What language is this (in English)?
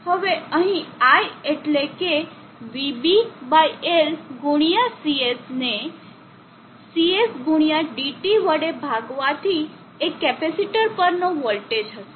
Gujarati